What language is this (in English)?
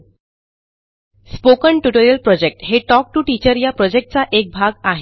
Marathi